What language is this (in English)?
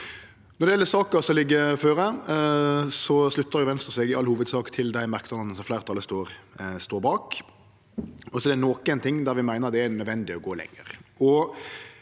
Norwegian